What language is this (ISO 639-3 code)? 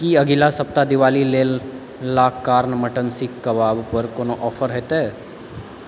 mai